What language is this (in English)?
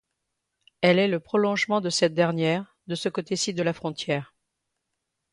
French